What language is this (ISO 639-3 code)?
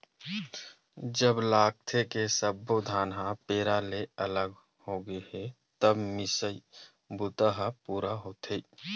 hne